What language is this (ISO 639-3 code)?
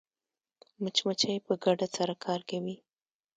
pus